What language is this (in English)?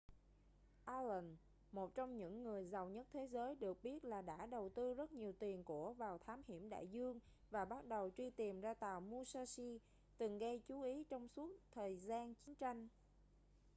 Vietnamese